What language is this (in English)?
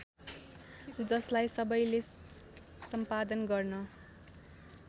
Nepali